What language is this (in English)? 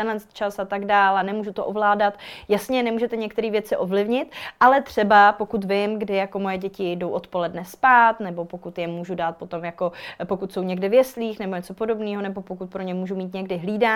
Czech